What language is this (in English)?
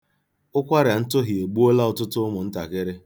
Igbo